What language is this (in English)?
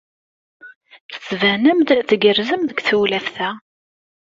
Kabyle